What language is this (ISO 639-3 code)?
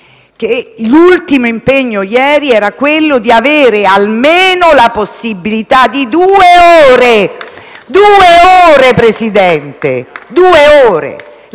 ita